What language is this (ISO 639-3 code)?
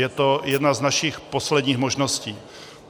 ces